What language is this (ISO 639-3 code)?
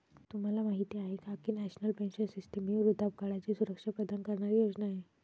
mar